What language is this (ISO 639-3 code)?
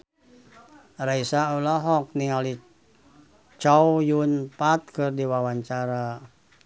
sun